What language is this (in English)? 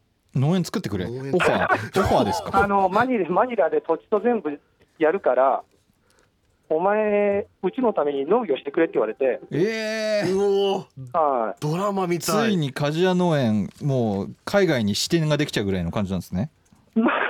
Japanese